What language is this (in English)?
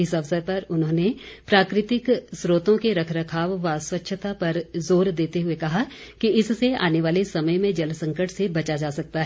Hindi